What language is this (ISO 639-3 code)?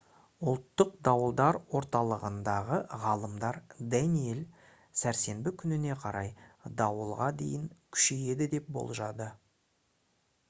kaz